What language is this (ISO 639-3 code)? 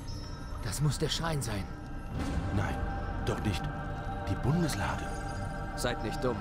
deu